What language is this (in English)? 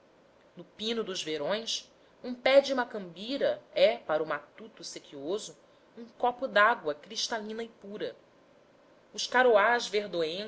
Portuguese